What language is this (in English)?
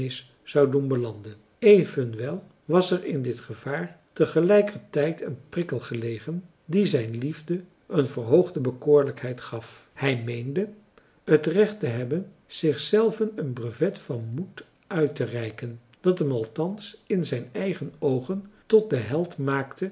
Dutch